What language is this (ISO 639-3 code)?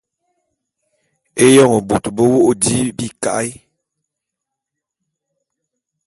bum